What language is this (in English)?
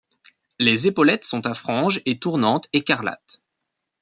French